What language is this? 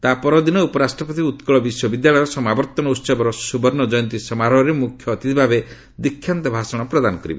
Odia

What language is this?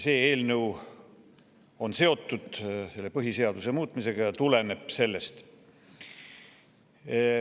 Estonian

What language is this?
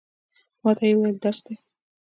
Pashto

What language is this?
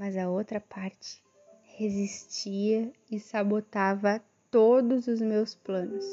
Portuguese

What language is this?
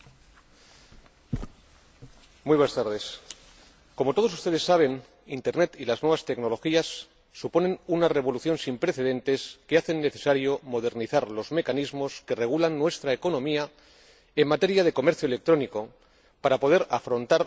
Spanish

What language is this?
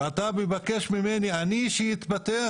Hebrew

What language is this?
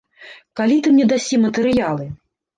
Belarusian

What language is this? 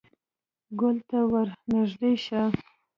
Pashto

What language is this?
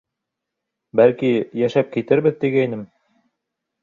Bashkir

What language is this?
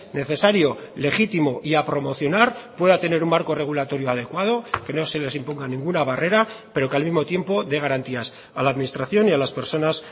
Spanish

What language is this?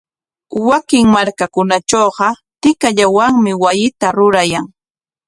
Corongo Ancash Quechua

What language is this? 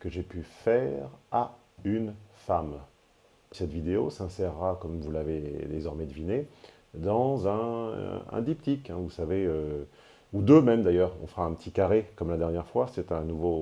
French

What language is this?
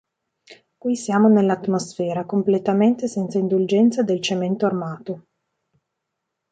Italian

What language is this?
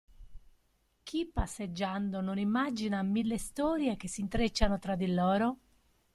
Italian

